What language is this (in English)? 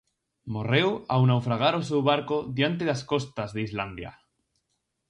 Galician